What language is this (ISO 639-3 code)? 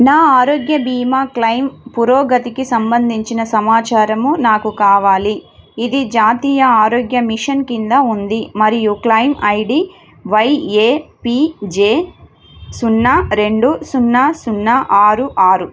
tel